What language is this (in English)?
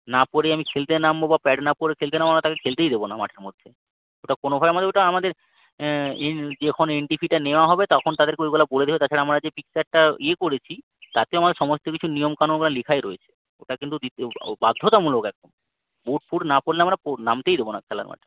Bangla